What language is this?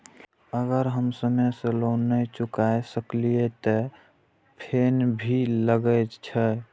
Maithili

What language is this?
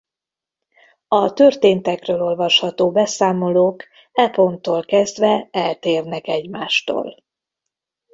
Hungarian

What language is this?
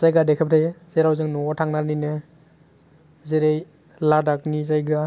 Bodo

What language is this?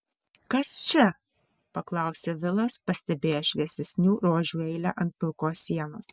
Lithuanian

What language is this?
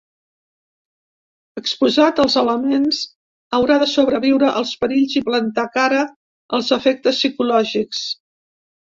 Catalan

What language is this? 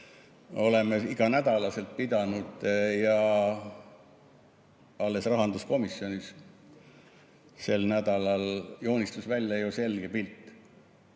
Estonian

